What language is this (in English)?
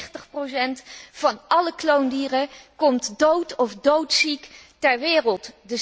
Dutch